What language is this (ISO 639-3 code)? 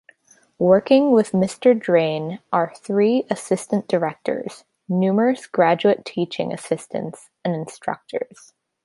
eng